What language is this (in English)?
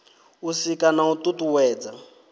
Venda